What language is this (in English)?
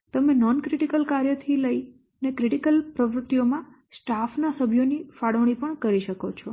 Gujarati